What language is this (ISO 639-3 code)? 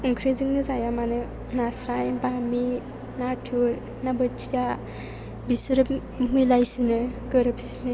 brx